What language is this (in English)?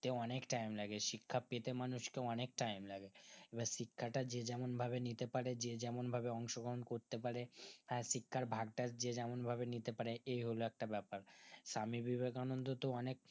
Bangla